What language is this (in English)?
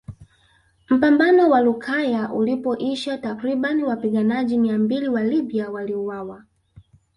Swahili